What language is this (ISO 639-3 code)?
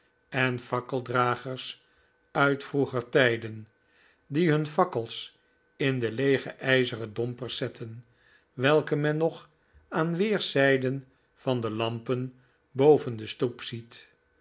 nld